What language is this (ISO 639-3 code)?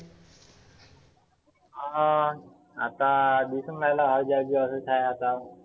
mar